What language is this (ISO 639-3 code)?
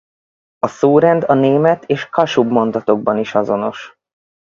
hun